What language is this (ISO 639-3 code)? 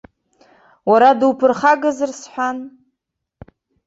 abk